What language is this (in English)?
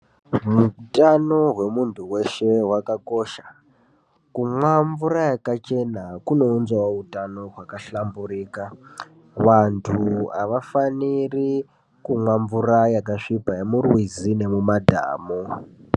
Ndau